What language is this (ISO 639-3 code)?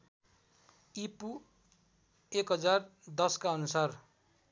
nep